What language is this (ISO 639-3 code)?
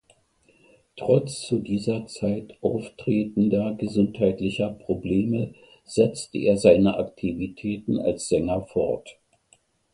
deu